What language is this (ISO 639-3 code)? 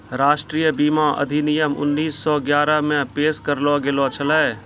mai